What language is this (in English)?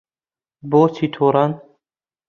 Central Kurdish